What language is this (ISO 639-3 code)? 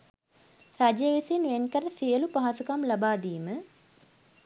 sin